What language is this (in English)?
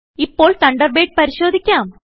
Malayalam